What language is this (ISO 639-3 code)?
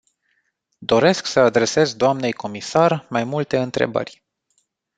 ron